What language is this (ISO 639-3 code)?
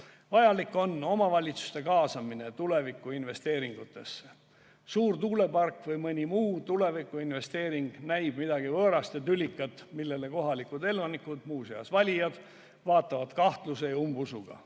est